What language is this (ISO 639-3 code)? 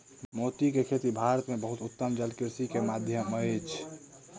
mai